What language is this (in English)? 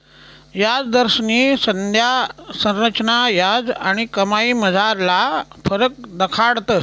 Marathi